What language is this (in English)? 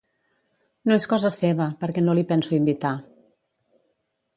Catalan